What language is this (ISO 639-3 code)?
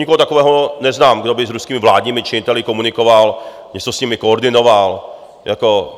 ces